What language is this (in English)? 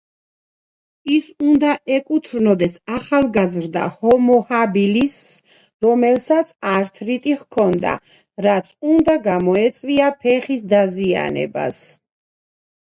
Georgian